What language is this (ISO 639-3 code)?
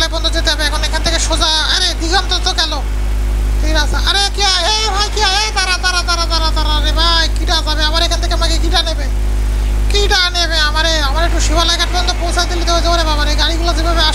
ben